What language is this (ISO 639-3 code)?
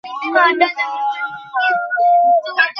ben